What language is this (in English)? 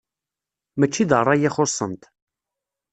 Kabyle